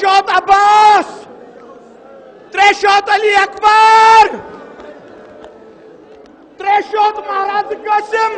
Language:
Arabic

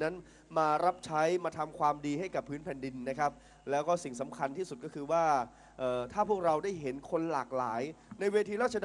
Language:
Thai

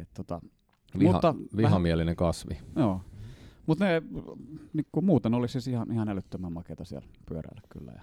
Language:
Finnish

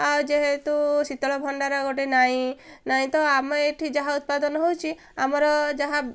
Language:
Odia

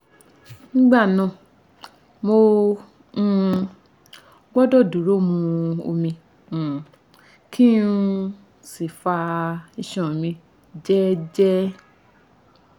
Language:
Yoruba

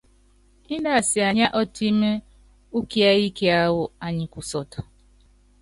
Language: Yangben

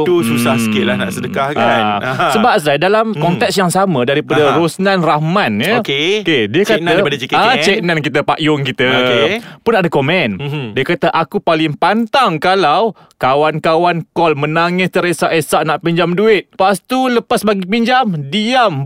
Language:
Malay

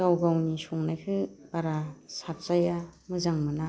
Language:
Bodo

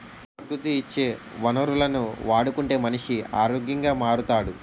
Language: Telugu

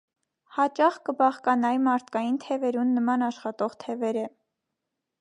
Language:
Armenian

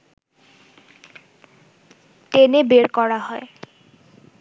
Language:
Bangla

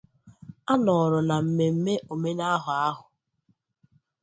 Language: Igbo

